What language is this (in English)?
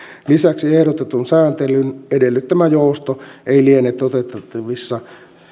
Finnish